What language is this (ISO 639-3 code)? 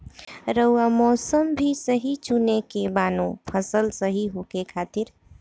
bho